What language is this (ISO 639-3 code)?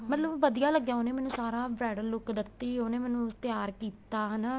pan